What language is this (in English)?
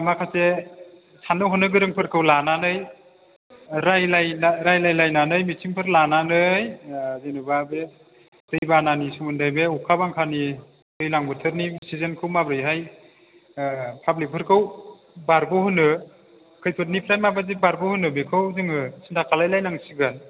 Bodo